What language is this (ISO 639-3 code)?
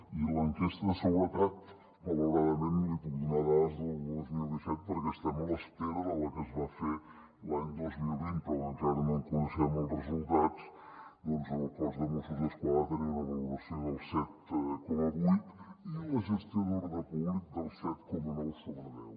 cat